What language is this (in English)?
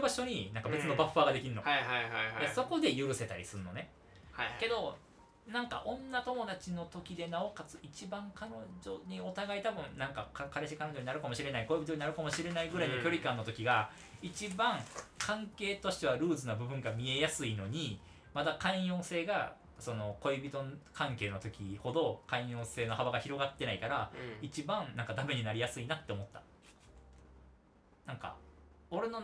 Japanese